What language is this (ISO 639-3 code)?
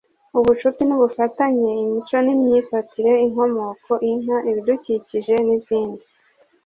kin